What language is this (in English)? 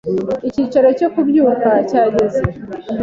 Kinyarwanda